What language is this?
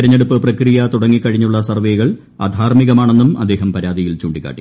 Malayalam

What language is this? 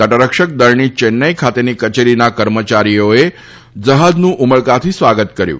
Gujarati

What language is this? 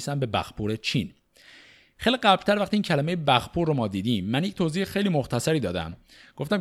Persian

